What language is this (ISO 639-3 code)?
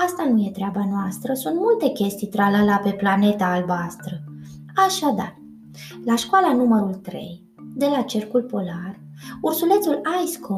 ron